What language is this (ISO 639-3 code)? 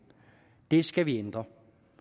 dan